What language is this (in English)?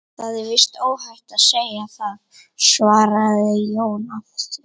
Icelandic